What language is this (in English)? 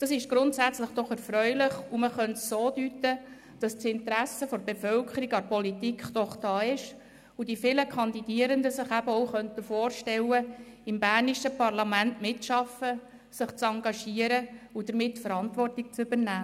Swiss German